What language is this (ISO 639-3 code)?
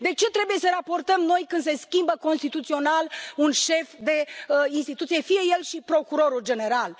ron